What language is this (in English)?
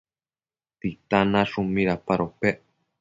Matsés